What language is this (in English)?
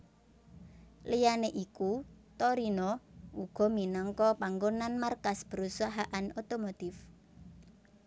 Javanese